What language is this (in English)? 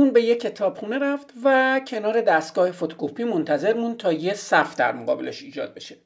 Persian